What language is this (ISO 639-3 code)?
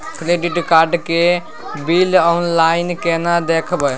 mai